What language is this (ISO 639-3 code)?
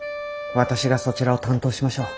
jpn